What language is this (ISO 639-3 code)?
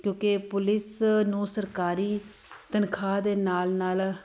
pan